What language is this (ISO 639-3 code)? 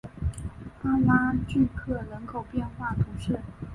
zho